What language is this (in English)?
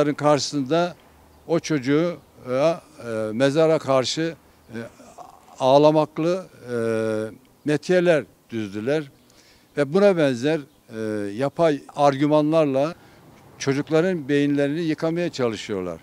Turkish